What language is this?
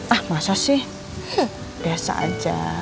Indonesian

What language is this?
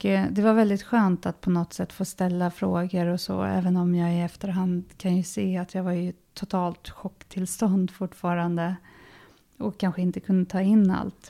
Swedish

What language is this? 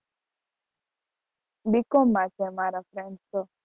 Gujarati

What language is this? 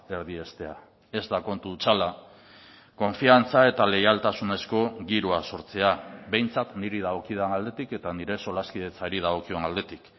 Basque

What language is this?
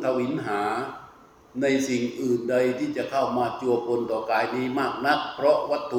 Thai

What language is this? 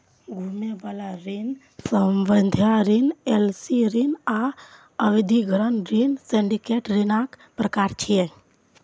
Maithili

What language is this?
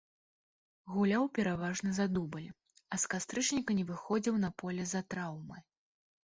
Belarusian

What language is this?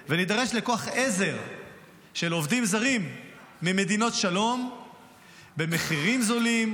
Hebrew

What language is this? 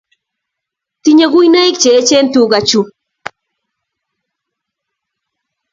Kalenjin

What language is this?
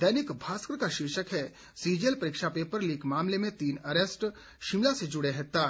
Hindi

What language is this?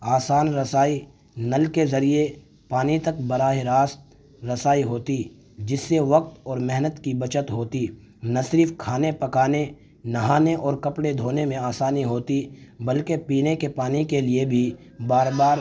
Urdu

